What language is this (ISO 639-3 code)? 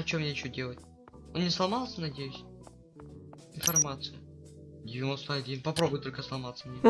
rus